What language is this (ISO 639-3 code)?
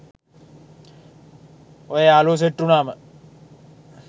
sin